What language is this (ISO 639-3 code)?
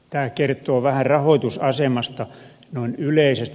fin